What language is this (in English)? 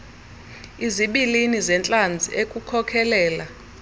Xhosa